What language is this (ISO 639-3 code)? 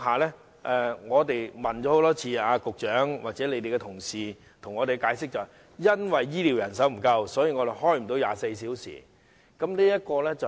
yue